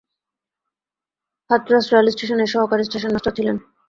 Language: Bangla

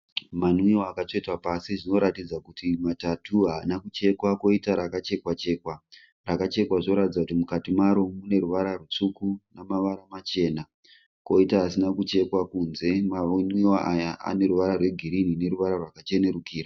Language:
Shona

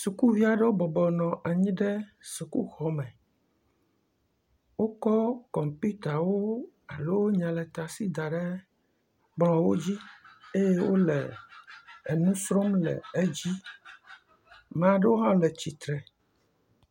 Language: Ewe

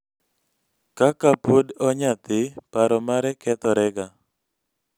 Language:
Luo (Kenya and Tanzania)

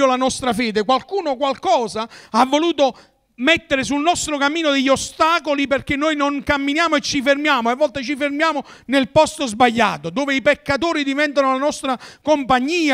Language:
Italian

